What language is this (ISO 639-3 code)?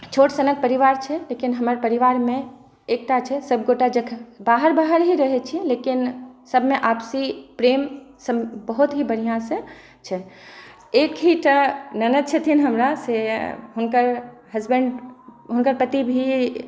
mai